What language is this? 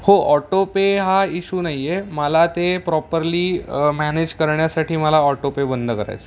Marathi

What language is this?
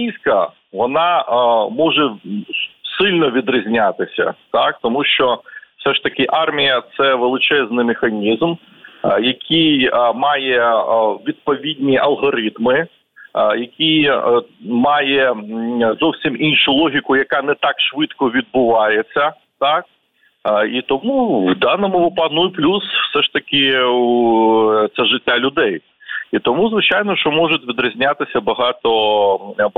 Ukrainian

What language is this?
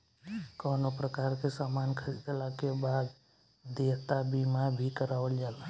Bhojpuri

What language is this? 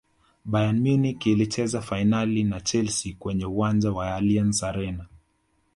Swahili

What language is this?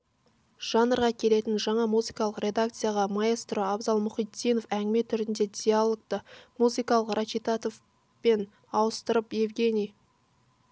Kazakh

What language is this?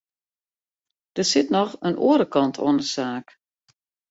Western Frisian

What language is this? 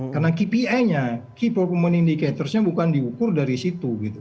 Indonesian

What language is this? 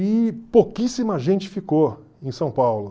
Portuguese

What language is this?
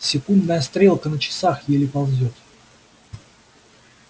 Russian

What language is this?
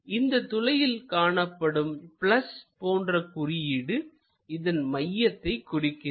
Tamil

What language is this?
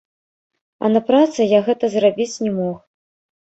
Belarusian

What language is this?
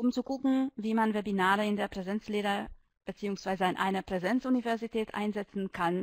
German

